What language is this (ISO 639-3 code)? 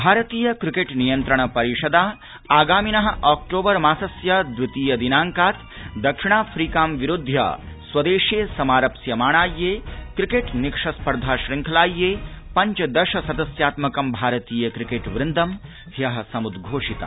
san